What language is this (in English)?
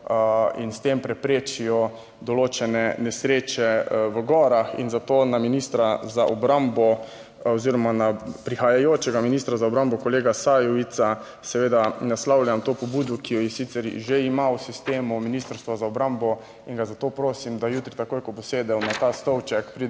Slovenian